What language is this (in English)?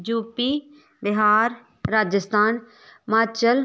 Dogri